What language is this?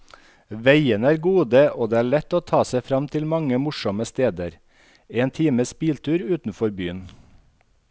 Norwegian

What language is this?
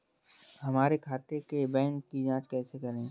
Hindi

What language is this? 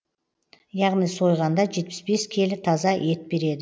Kazakh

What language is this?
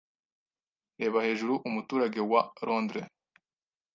Kinyarwanda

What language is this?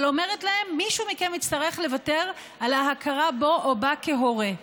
Hebrew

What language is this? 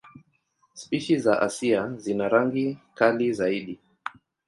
Swahili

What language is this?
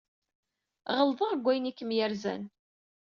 Kabyle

